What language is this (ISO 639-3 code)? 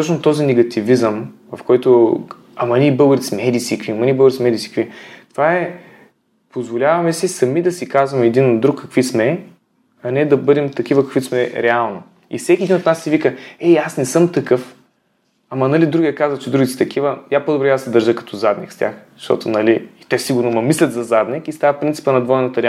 bul